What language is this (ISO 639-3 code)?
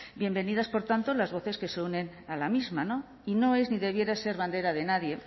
spa